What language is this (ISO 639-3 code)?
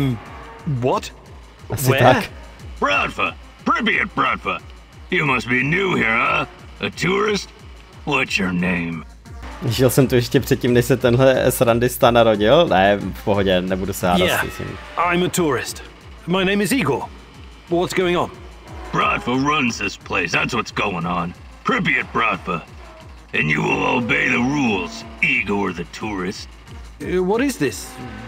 ces